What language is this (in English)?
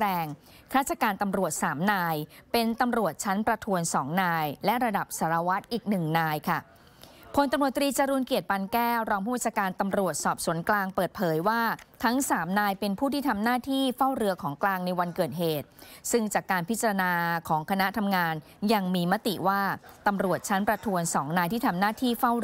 Thai